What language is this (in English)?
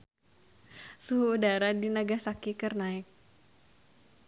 Sundanese